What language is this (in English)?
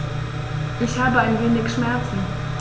German